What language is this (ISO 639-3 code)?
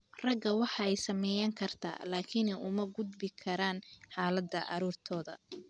som